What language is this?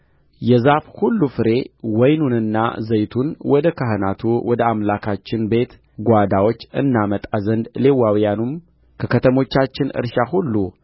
Amharic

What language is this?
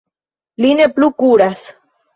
Esperanto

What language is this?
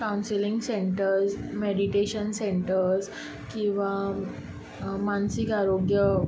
Konkani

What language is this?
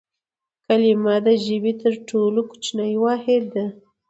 Pashto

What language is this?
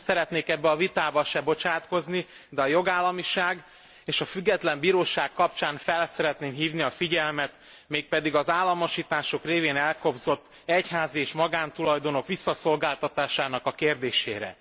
Hungarian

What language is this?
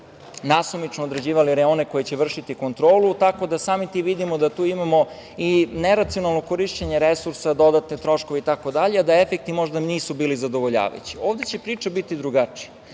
Serbian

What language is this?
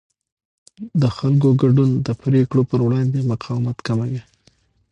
Pashto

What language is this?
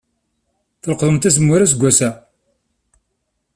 Kabyle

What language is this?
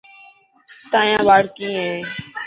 Dhatki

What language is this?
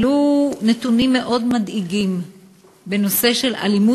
Hebrew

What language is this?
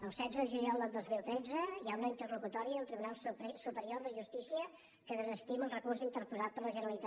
Catalan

